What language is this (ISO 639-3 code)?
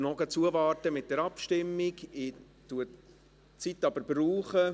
gsw